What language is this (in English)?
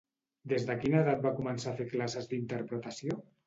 Catalan